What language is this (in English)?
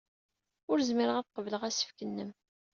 Kabyle